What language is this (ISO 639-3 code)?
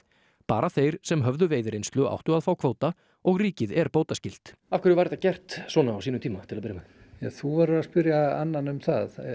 isl